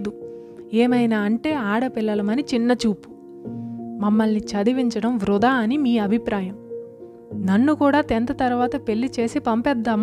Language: Telugu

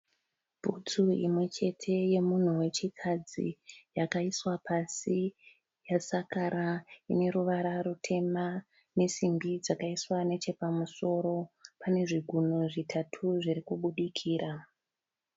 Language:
Shona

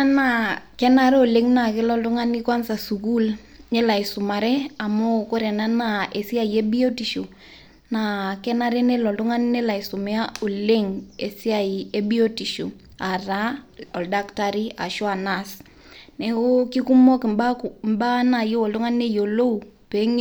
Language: Masai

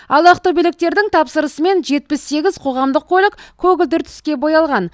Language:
Kazakh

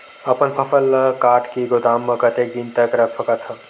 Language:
Chhattisgarhi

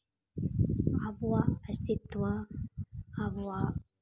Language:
Santali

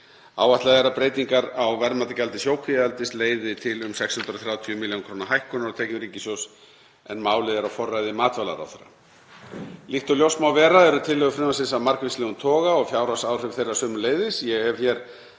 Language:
Icelandic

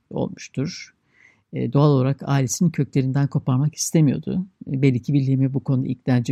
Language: Turkish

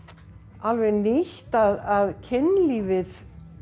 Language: Icelandic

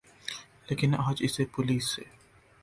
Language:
Urdu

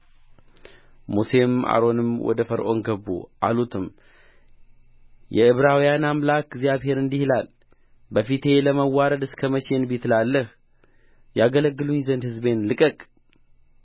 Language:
Amharic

